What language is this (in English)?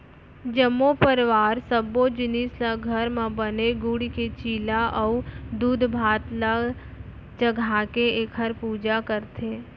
Chhattisgarhi